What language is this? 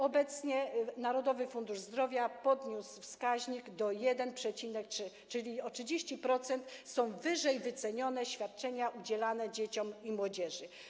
Polish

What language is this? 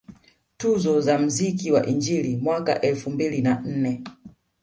Swahili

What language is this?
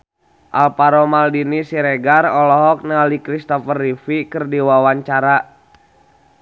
Sundanese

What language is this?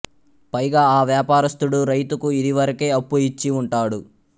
Telugu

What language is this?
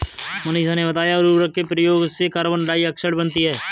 Hindi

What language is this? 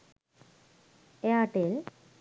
Sinhala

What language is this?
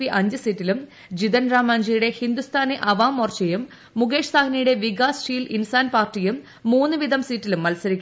Malayalam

